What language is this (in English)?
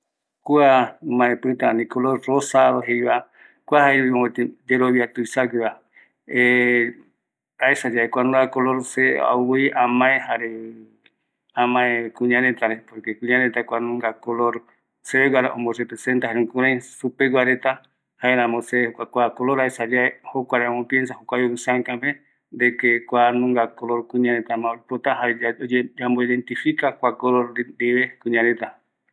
Eastern Bolivian Guaraní